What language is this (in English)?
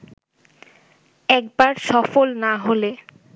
Bangla